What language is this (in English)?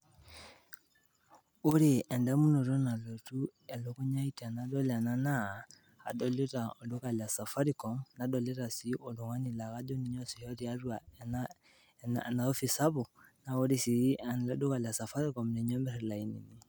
Masai